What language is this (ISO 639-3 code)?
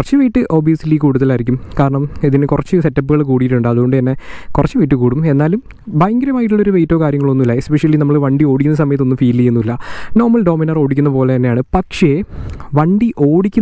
mal